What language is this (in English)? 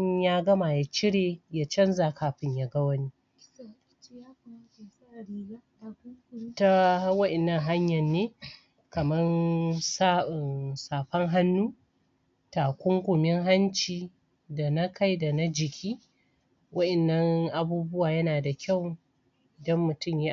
Hausa